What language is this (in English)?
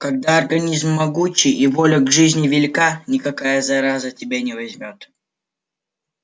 Russian